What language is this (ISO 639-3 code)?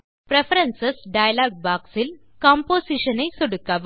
tam